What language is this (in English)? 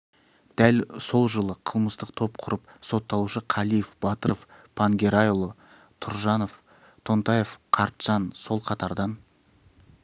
Kazakh